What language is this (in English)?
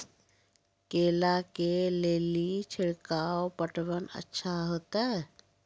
Maithili